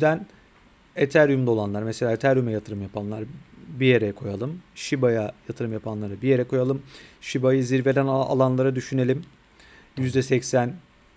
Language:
Turkish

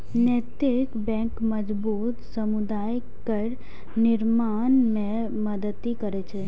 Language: Maithili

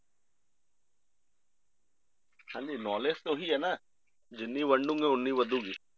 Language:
Punjabi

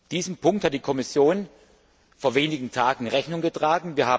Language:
German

